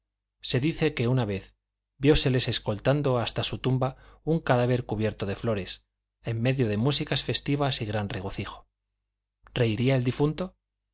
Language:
Spanish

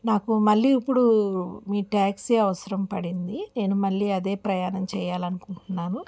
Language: Telugu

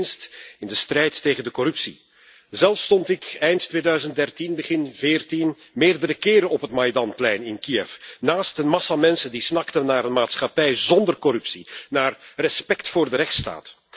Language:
Dutch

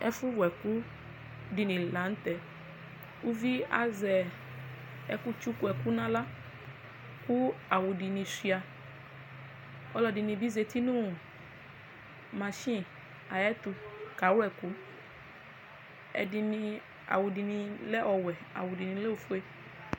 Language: Ikposo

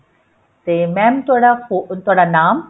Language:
Punjabi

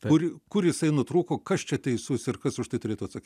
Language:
Lithuanian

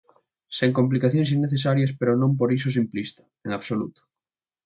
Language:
Galician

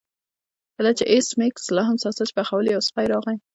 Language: Pashto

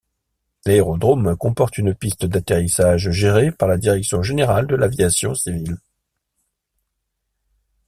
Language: French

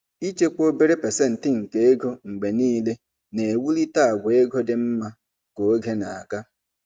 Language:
Igbo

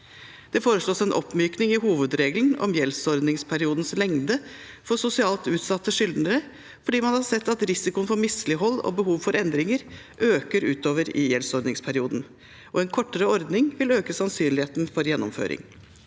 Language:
Norwegian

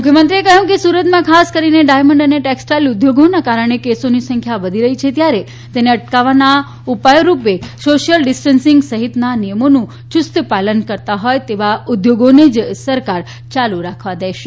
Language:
Gujarati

